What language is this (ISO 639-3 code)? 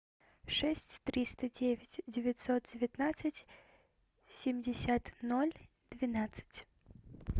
rus